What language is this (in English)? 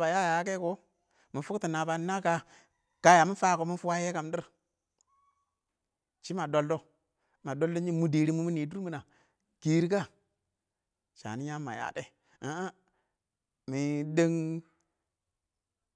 Awak